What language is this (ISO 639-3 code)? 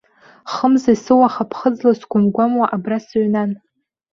abk